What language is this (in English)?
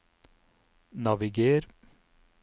Norwegian